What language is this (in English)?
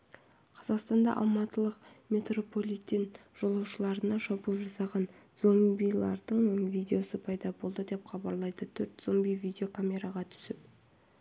Kazakh